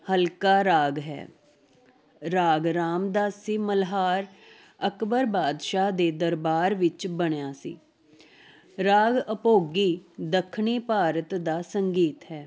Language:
Punjabi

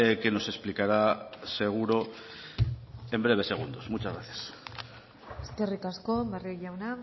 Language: Spanish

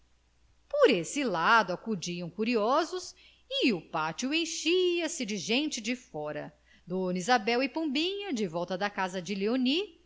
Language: Portuguese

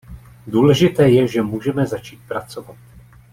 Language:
Czech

